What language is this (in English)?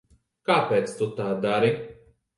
Latvian